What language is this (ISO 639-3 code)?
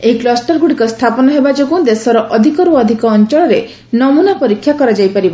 ori